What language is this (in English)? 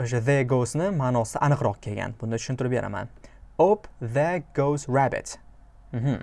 Uzbek